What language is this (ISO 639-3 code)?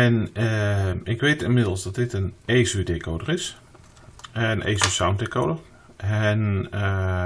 nld